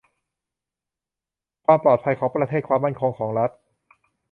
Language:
Thai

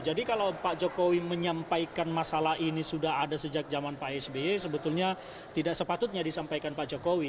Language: Indonesian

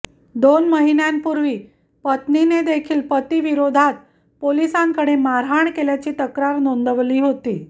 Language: Marathi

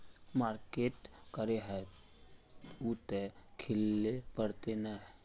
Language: Magahi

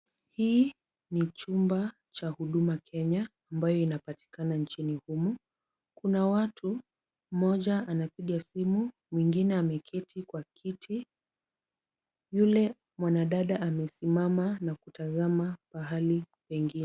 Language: Swahili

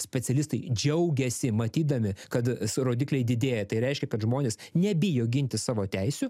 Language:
Lithuanian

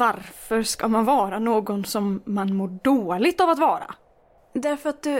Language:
Swedish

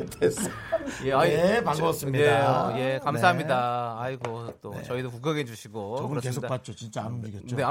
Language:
Korean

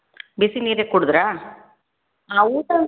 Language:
Kannada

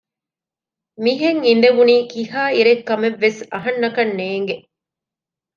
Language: Divehi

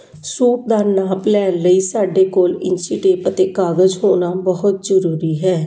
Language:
Punjabi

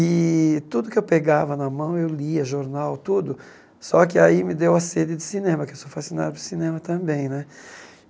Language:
Portuguese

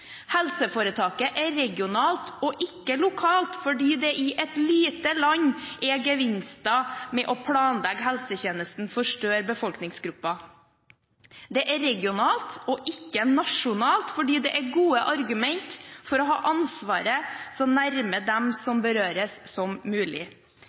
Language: Norwegian Bokmål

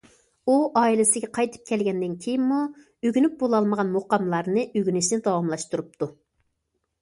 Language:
Uyghur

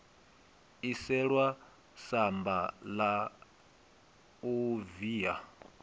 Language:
Venda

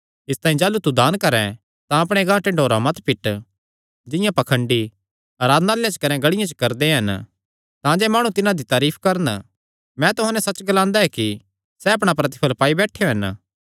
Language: Kangri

